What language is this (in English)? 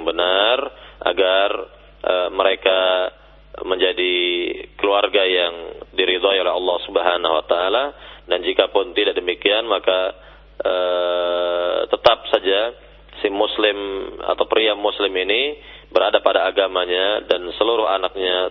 Indonesian